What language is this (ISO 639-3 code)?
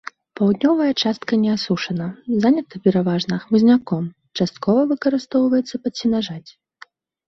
bel